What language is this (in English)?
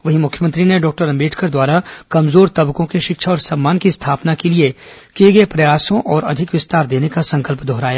Hindi